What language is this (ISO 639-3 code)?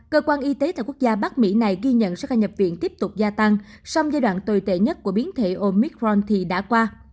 vie